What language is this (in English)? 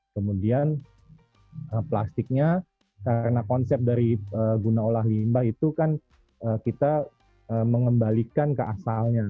Indonesian